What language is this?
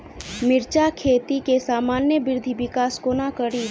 Maithili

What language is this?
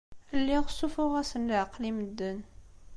Kabyle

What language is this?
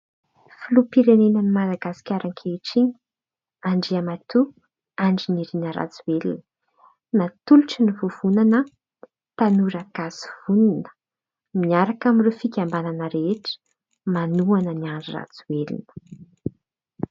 Malagasy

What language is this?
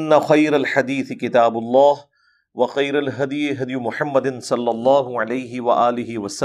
Urdu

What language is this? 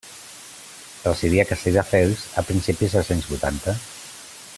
Catalan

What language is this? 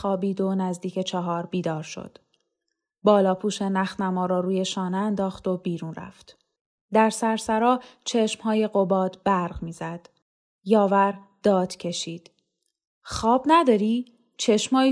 Persian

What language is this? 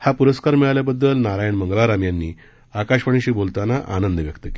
Marathi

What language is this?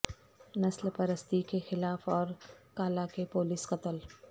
Urdu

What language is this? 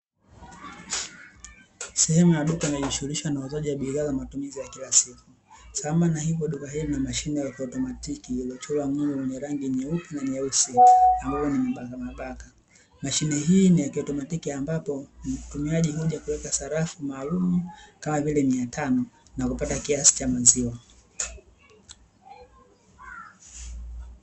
Swahili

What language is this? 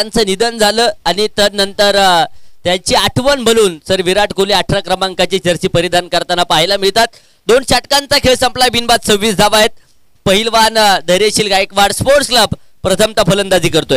Hindi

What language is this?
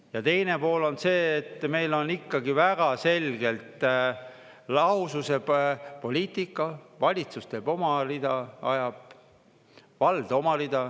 Estonian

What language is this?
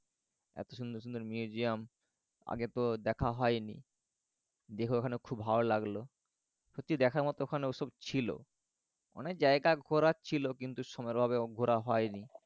Bangla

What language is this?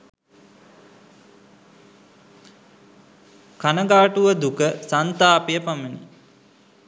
Sinhala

